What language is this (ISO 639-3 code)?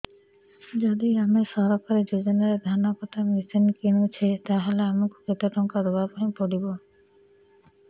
ori